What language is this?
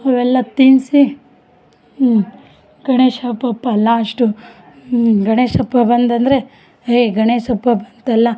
Kannada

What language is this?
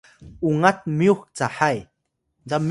Atayal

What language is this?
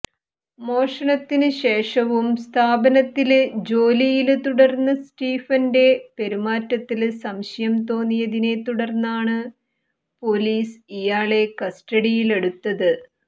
Malayalam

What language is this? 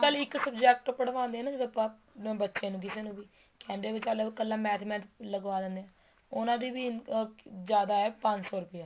Punjabi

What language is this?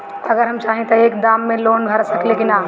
Bhojpuri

